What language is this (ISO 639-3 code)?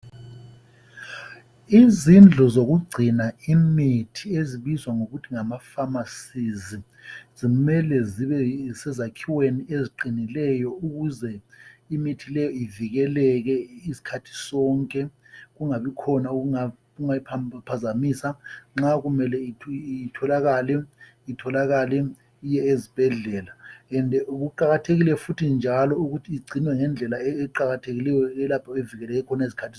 nde